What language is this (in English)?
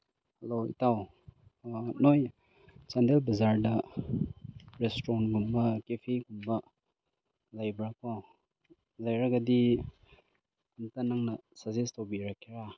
Manipuri